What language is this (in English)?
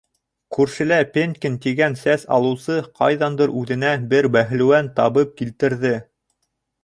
Bashkir